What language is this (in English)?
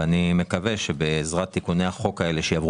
Hebrew